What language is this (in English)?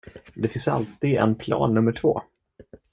Swedish